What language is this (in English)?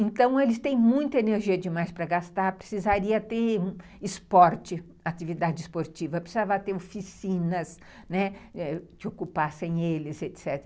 Portuguese